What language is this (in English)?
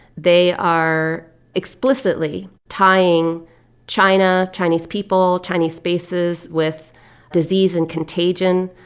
English